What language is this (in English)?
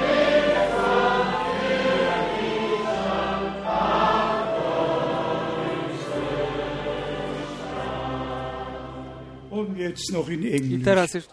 Polish